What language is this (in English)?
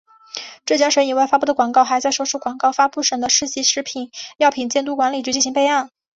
Chinese